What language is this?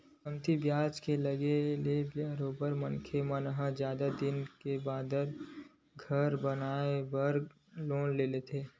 Chhattisgarhi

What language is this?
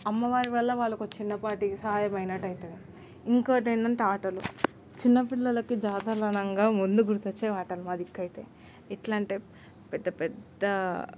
Telugu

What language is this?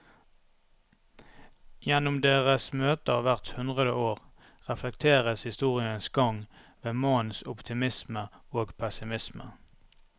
Norwegian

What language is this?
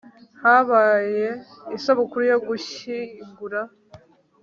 Kinyarwanda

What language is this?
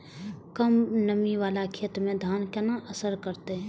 Maithili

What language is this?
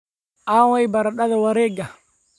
Somali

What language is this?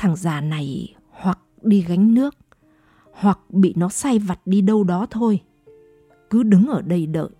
Vietnamese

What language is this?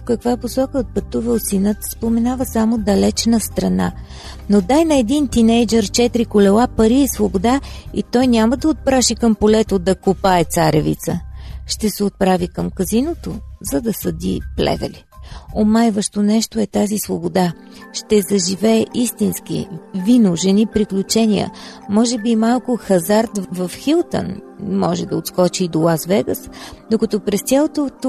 Bulgarian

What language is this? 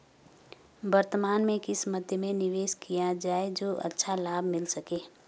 Hindi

